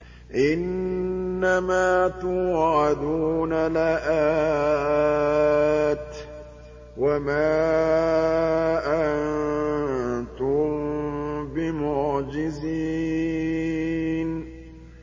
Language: Arabic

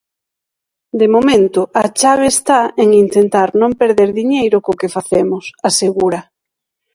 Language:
Galician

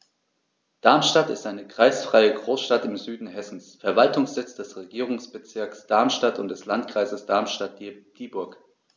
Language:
German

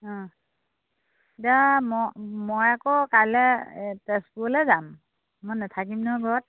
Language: Assamese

